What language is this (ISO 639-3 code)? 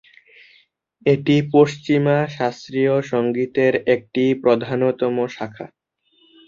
ben